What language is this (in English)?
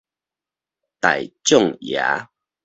Min Nan Chinese